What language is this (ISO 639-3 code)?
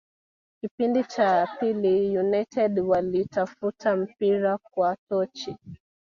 swa